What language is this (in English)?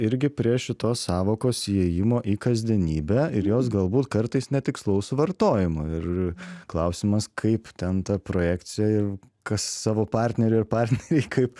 Lithuanian